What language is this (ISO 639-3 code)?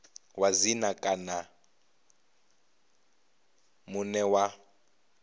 ven